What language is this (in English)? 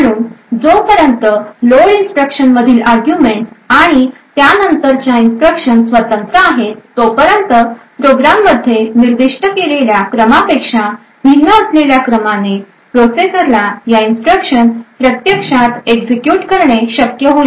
Marathi